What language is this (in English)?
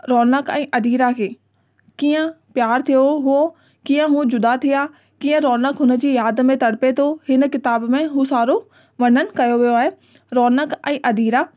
Sindhi